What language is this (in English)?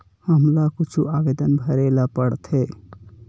Chhattisgarhi